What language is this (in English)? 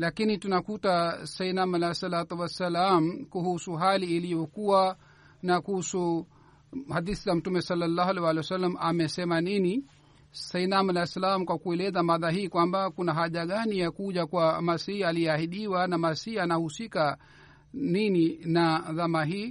Swahili